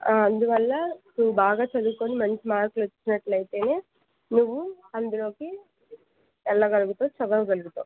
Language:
Telugu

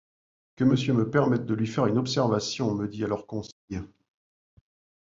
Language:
French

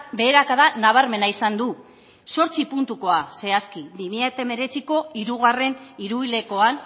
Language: Basque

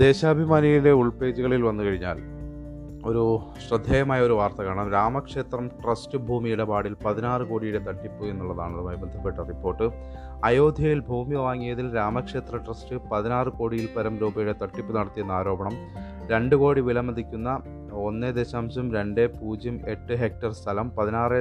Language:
Malayalam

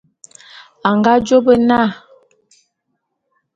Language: Bulu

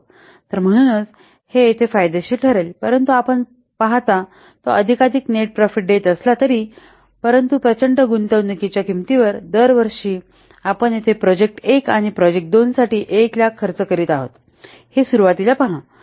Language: Marathi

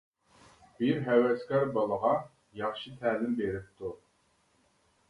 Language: Uyghur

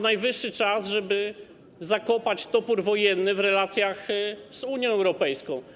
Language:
Polish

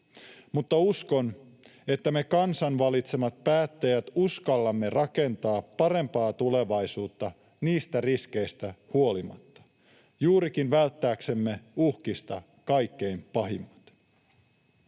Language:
Finnish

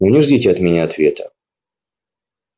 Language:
Russian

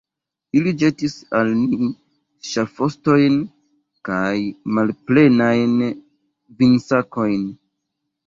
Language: Esperanto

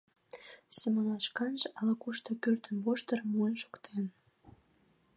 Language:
Mari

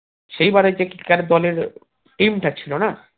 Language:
Bangla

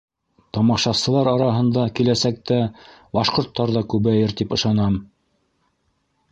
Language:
Bashkir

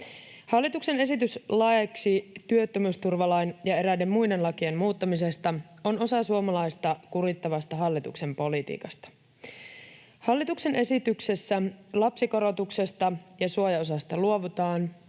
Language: Finnish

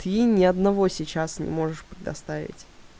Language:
Russian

